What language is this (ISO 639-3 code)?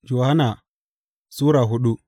hau